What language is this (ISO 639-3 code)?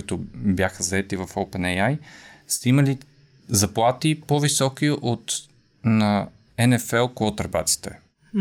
bul